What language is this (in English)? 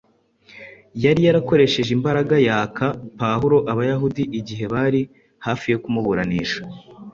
Kinyarwanda